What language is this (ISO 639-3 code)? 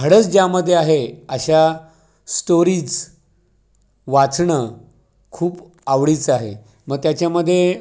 mar